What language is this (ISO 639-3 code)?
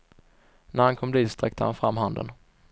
swe